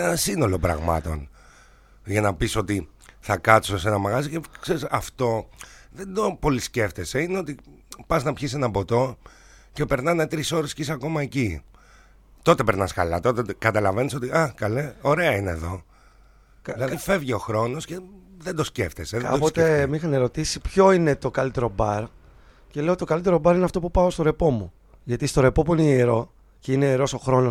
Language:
Greek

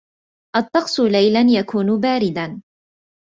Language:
Arabic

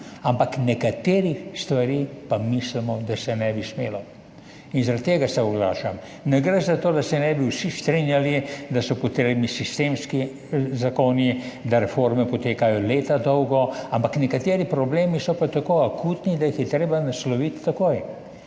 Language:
Slovenian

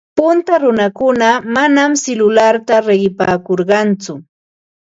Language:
Ambo-Pasco Quechua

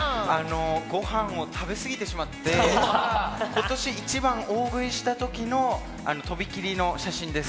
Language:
Japanese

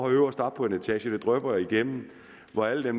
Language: Danish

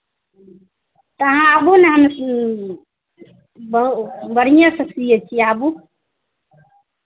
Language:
Maithili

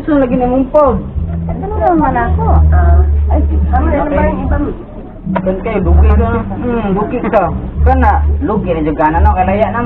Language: Filipino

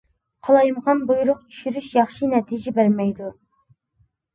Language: Uyghur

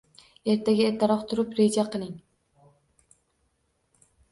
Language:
Uzbek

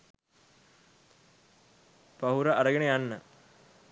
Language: Sinhala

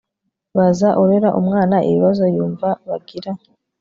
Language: Kinyarwanda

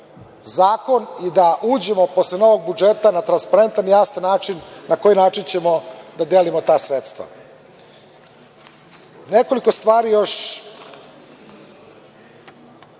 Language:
Serbian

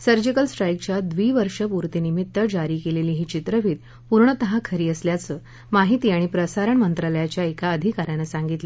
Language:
Marathi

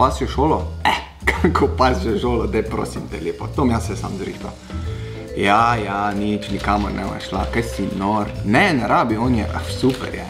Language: Romanian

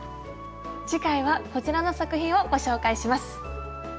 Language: Japanese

